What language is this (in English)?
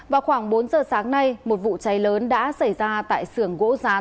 Vietnamese